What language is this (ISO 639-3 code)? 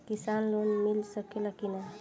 bho